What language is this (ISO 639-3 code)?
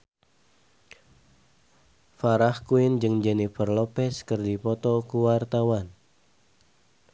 sun